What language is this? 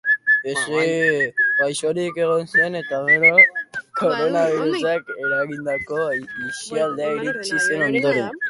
Basque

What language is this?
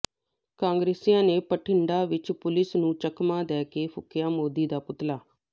Punjabi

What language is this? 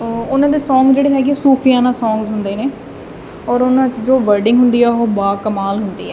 Punjabi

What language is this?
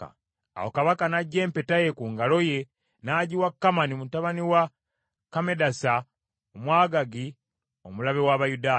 Ganda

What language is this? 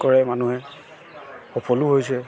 Assamese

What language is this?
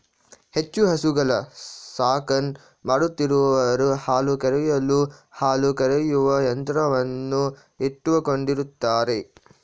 Kannada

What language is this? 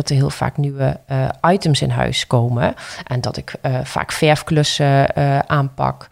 Dutch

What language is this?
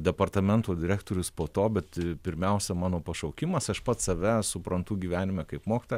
Lithuanian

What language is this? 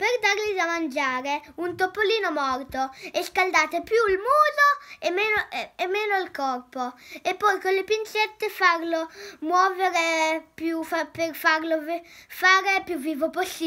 Italian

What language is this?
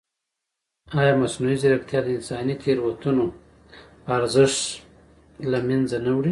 Pashto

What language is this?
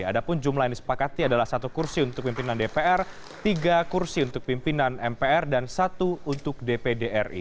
Indonesian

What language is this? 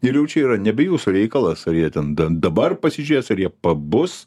Lithuanian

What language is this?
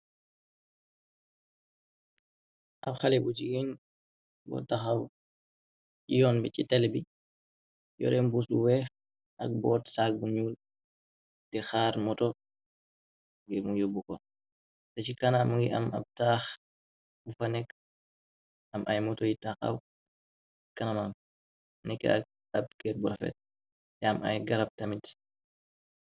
Wolof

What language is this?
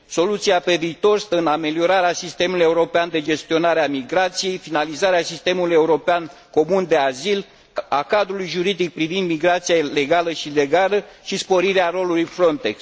Romanian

